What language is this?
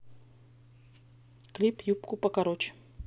Russian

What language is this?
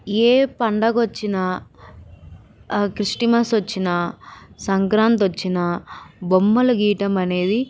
Telugu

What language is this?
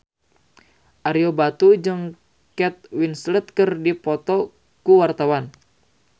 Sundanese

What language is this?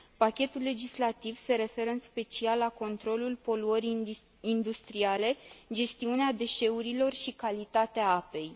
Romanian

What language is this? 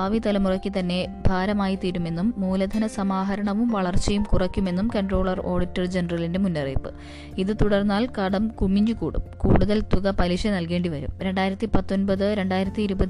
Malayalam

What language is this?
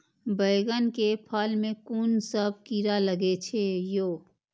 Maithili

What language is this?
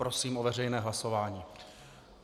Czech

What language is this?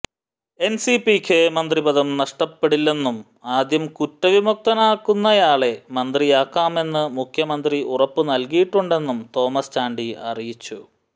Malayalam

